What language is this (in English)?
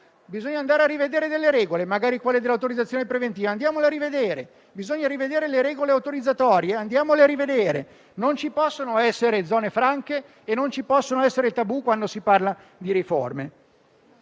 Italian